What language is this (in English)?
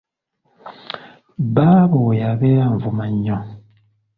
Ganda